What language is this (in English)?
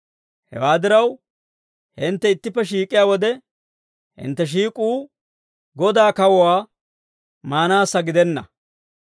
Dawro